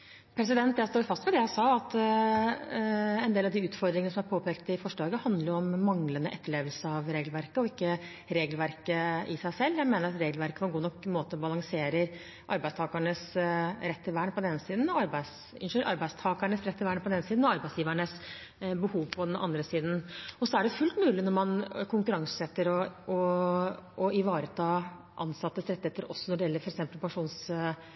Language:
Norwegian Bokmål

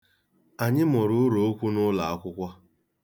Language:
Igbo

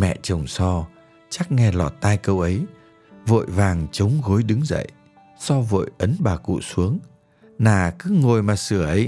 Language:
Vietnamese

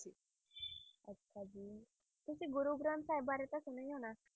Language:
Punjabi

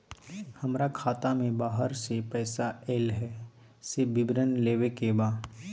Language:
Maithili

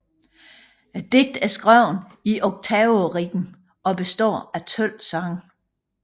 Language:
Danish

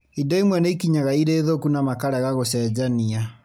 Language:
Kikuyu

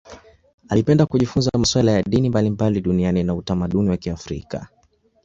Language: Swahili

